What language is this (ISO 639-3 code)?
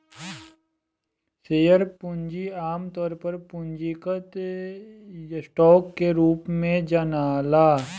bho